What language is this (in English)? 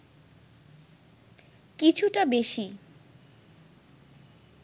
Bangla